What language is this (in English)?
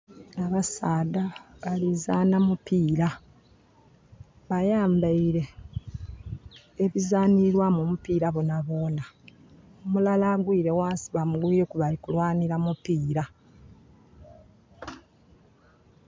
Soga